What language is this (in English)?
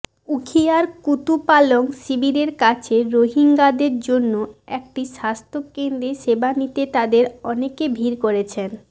Bangla